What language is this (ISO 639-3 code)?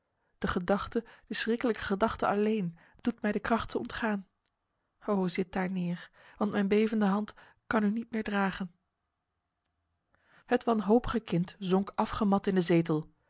nld